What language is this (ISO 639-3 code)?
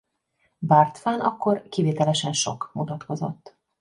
hun